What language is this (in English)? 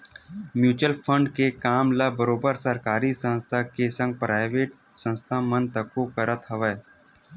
Chhattisgarhi